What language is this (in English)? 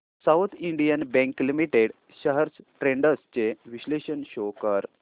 Marathi